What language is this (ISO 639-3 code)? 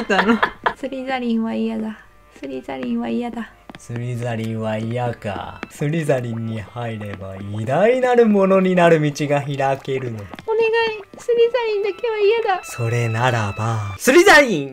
jpn